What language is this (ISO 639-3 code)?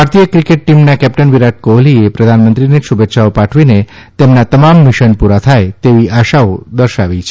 guj